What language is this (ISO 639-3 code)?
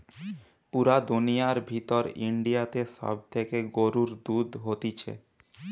ben